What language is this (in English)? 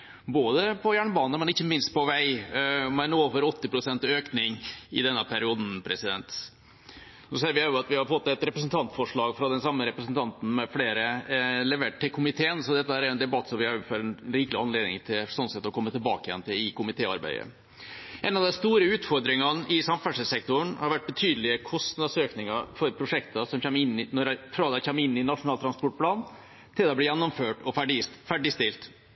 Norwegian Bokmål